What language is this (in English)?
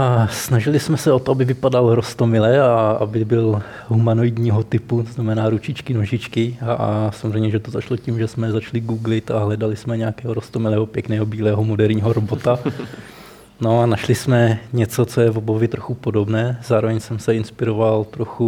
Czech